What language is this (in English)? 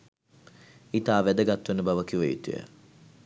Sinhala